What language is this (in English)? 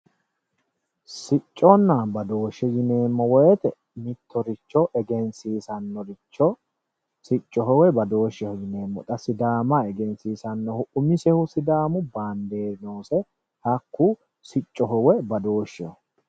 Sidamo